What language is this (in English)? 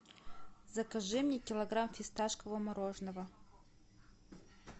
Russian